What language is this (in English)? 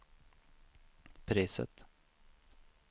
Swedish